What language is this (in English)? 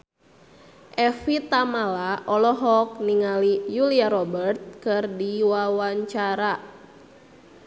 Sundanese